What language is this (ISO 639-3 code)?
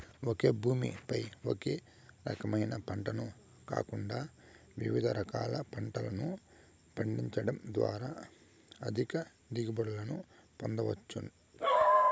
tel